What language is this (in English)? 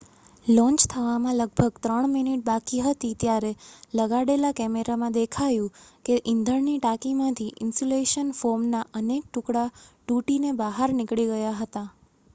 Gujarati